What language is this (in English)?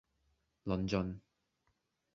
Cantonese